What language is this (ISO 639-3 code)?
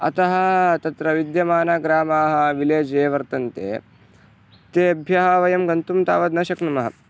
san